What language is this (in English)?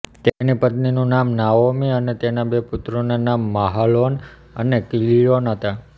Gujarati